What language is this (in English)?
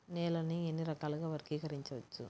Telugu